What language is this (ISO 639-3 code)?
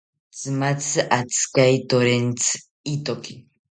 cpy